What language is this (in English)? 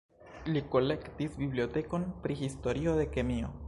Esperanto